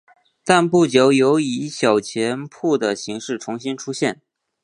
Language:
Chinese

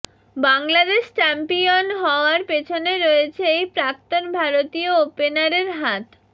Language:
Bangla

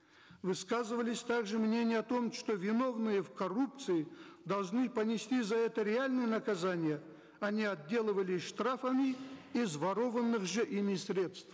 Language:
Kazakh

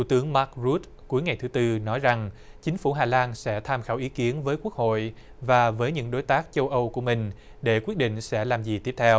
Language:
Vietnamese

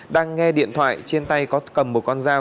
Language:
Vietnamese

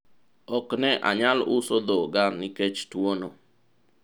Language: Luo (Kenya and Tanzania)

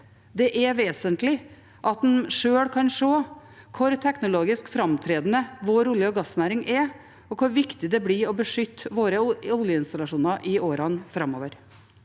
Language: Norwegian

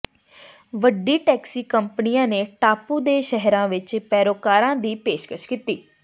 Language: Punjabi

